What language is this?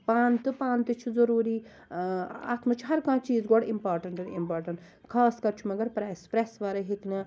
Kashmiri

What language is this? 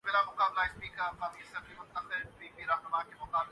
Urdu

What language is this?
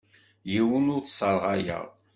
Kabyle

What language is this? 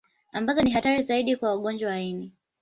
Swahili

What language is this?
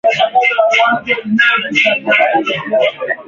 Swahili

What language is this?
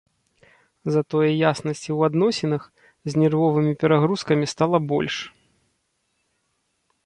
Belarusian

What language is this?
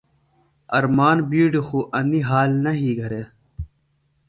Phalura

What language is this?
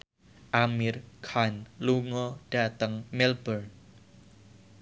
Javanese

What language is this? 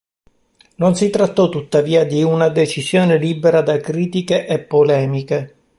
Italian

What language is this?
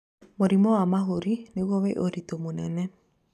Kikuyu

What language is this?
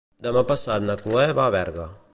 Catalan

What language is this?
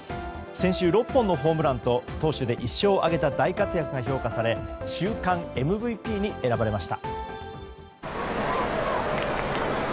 Japanese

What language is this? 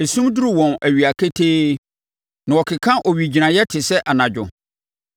Akan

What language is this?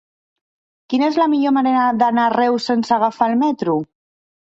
Catalan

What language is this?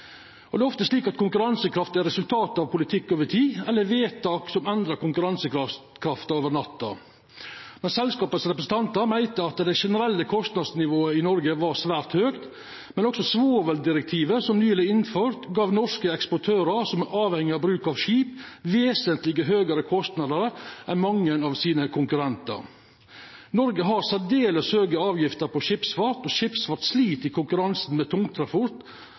Norwegian Nynorsk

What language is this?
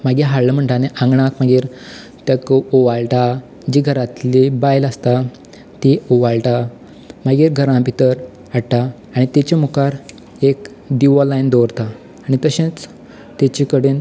Konkani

